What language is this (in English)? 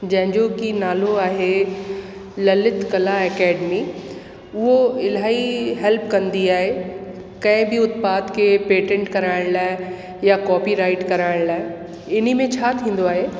Sindhi